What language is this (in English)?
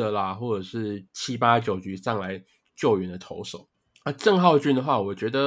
Chinese